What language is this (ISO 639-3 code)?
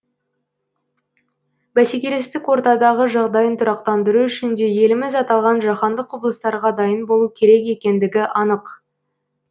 kaz